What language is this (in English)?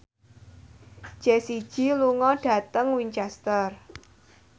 Javanese